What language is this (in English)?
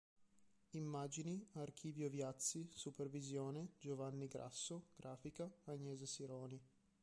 Italian